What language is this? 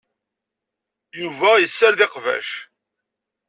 Kabyle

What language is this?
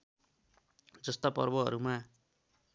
Nepali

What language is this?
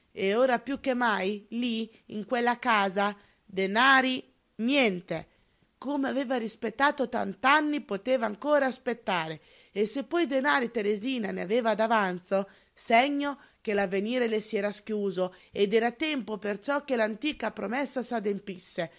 Italian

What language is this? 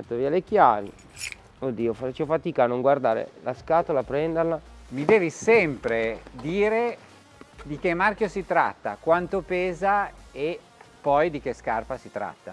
Italian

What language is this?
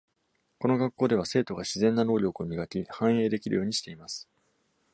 Japanese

